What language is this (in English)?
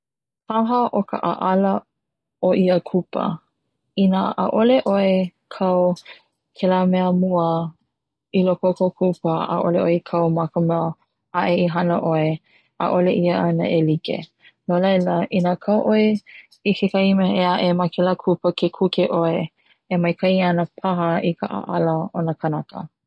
Hawaiian